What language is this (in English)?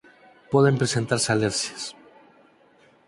Galician